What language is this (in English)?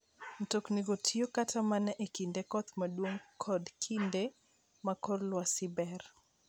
Luo (Kenya and Tanzania)